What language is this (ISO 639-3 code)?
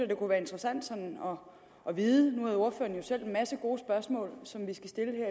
dan